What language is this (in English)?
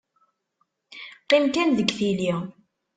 Kabyle